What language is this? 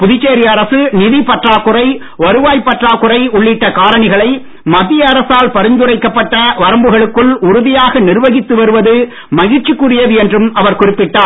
Tamil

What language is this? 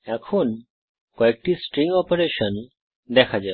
Bangla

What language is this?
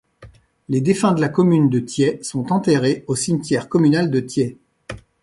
French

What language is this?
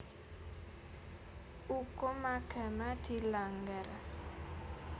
Javanese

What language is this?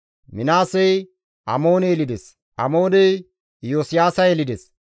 Gamo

